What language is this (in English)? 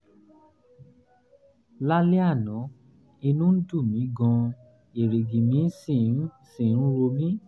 Yoruba